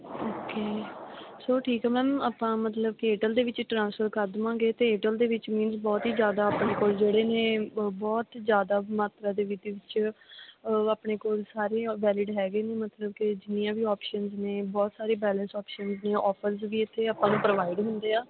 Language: Punjabi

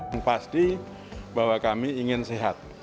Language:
Indonesian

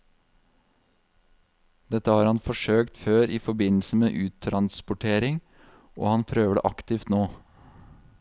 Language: Norwegian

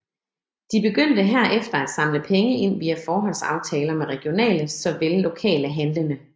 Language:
Danish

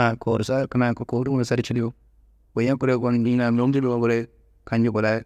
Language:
Kanembu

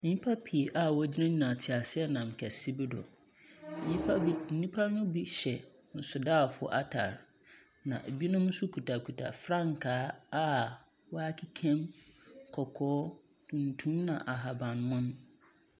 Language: Akan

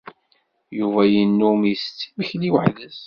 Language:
Kabyle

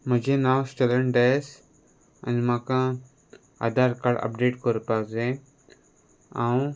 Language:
Konkani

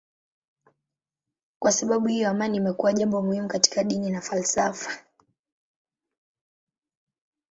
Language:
Swahili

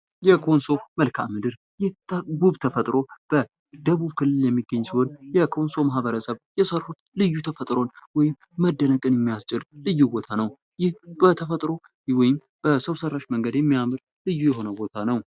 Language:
Amharic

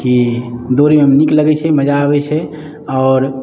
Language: Maithili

